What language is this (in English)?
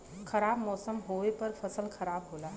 Bhojpuri